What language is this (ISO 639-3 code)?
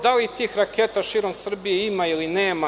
srp